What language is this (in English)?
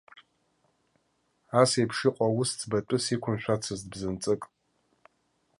Abkhazian